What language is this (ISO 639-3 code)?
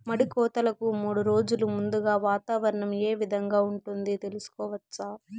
tel